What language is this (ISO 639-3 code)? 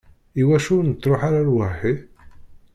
kab